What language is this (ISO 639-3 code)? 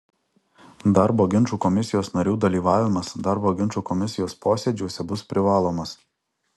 lit